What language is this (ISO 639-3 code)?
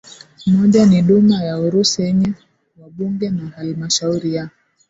swa